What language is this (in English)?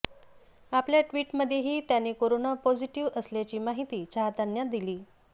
Marathi